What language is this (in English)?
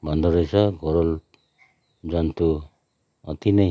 Nepali